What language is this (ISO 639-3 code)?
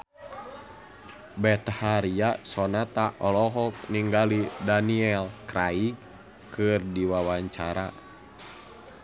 sun